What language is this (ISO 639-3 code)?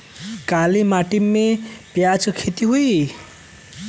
bho